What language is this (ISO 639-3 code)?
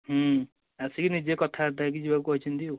ori